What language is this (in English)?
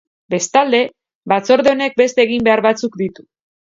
Basque